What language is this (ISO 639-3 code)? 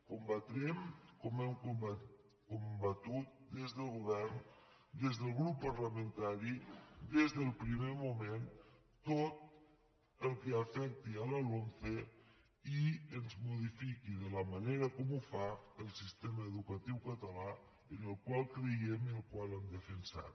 cat